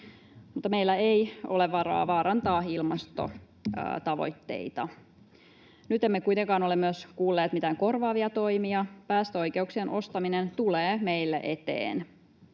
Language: Finnish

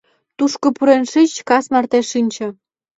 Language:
Mari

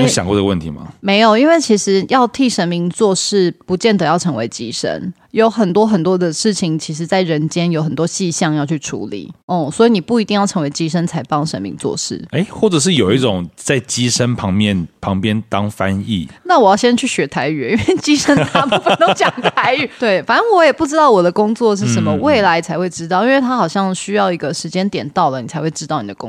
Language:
Chinese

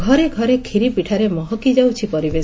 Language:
Odia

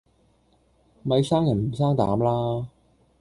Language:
Cantonese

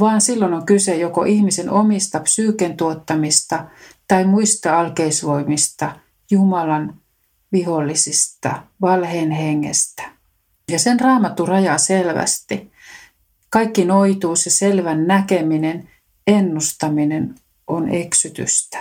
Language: Finnish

